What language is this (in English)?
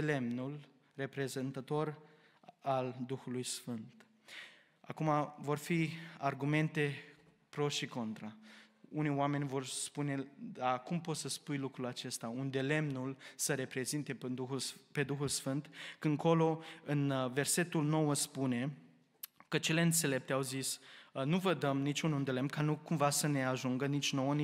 Romanian